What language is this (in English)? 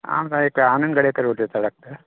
Konkani